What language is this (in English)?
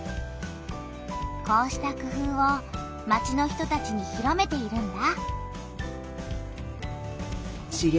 Japanese